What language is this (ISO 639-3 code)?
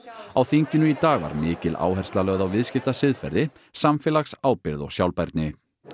isl